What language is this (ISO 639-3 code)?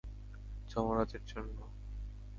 ben